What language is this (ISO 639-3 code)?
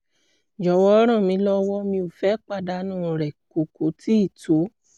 yor